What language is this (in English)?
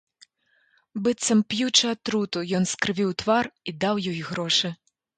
Belarusian